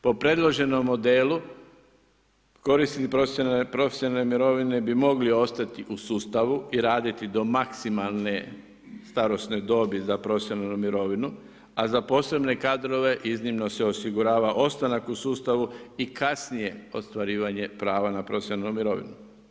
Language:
Croatian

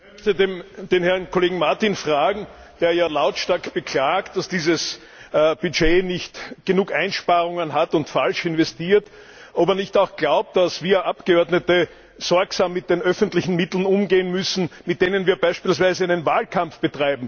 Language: German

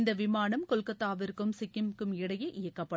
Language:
Tamil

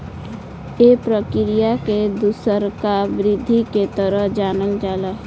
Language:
Bhojpuri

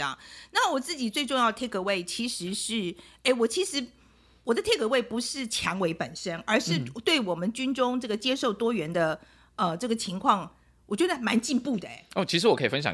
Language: Chinese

